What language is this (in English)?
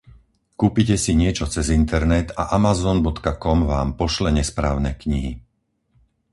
Slovak